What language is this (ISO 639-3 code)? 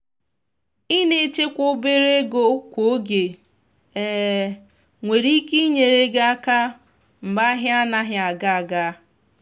ibo